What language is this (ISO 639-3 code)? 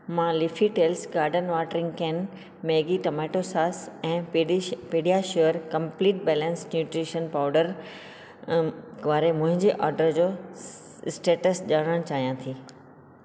snd